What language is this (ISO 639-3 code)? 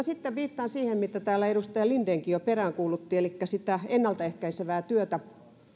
fin